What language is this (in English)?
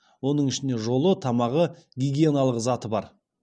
Kazakh